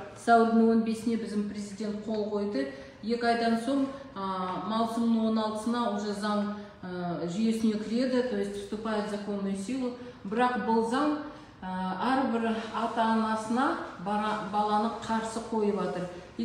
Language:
Russian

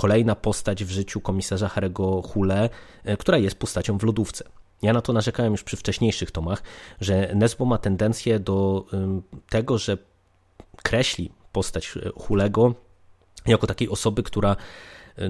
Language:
Polish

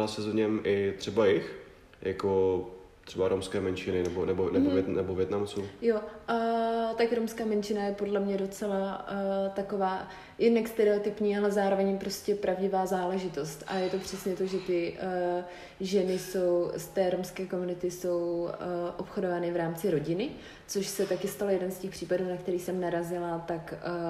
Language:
Czech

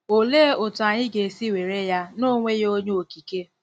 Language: Igbo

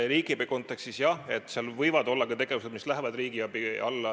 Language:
Estonian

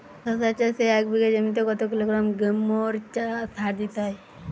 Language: Bangla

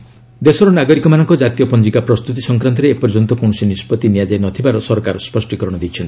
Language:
Odia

